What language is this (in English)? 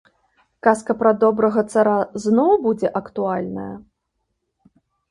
Belarusian